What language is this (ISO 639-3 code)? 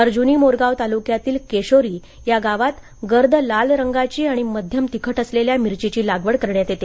mar